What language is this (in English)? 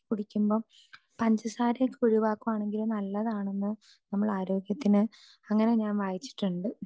Malayalam